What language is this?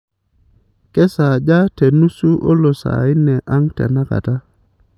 Masai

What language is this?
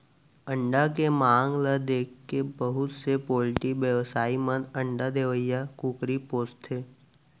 Chhattisgarhi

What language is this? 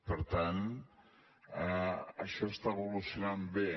Catalan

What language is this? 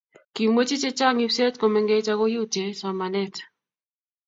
Kalenjin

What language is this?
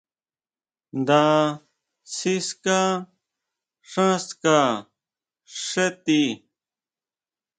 Huautla Mazatec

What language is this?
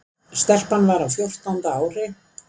Icelandic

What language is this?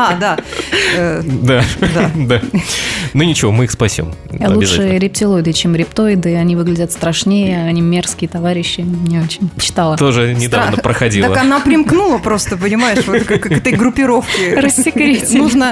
Russian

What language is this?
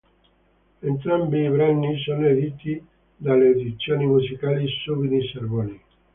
Italian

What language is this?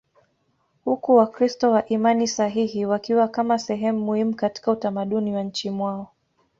Swahili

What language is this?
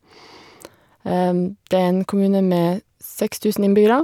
Norwegian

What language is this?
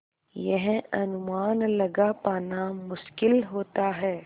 Hindi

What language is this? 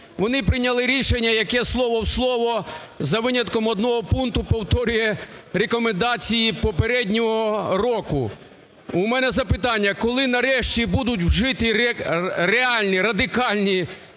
Ukrainian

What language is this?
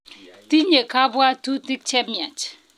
Kalenjin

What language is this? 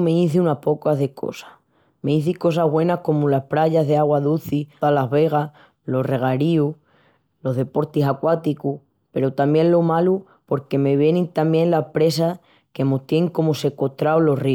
Extremaduran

